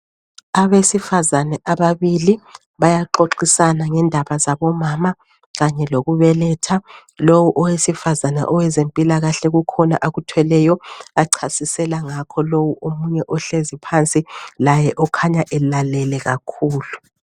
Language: North Ndebele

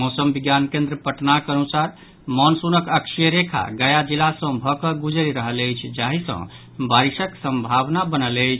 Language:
Maithili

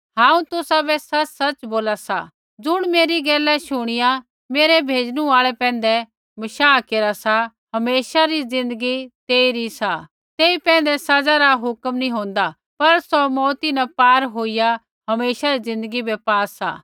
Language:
Kullu Pahari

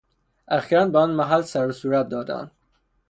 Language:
Persian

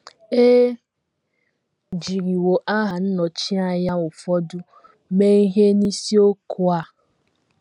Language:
Igbo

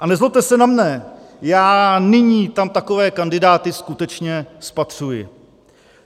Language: Czech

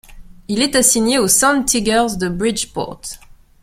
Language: French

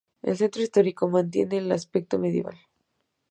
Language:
Spanish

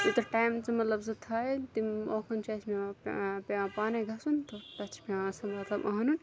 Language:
Kashmiri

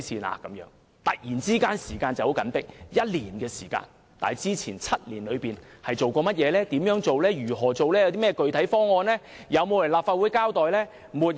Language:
Cantonese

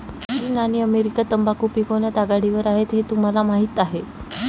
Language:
Marathi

